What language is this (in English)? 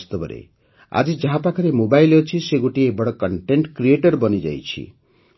Odia